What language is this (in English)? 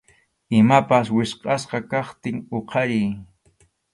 Arequipa-La Unión Quechua